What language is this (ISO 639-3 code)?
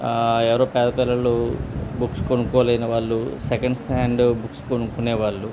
tel